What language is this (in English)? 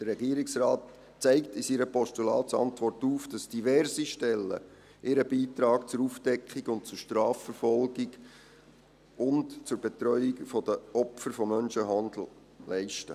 Swiss German